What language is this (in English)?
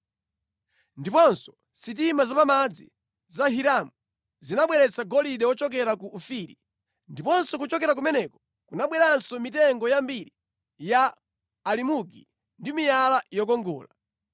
Nyanja